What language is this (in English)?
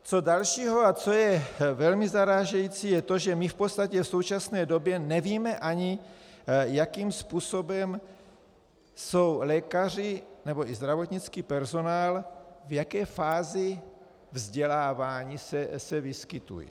Czech